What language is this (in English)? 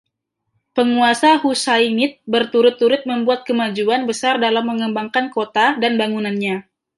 Indonesian